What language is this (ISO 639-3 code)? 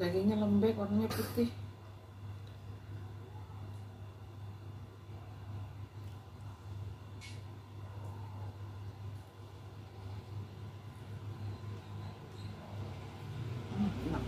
ind